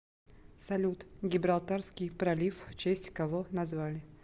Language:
Russian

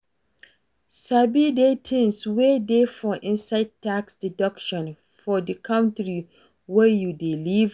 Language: Nigerian Pidgin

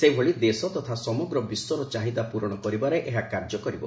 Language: Odia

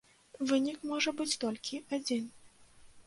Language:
Belarusian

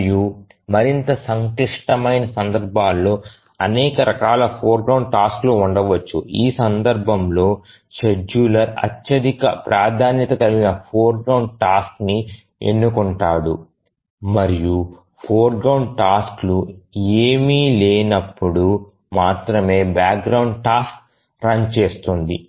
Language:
Telugu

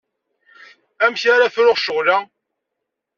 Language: Kabyle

